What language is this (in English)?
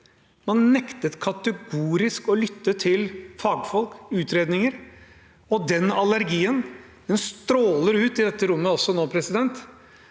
Norwegian